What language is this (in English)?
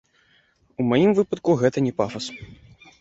Belarusian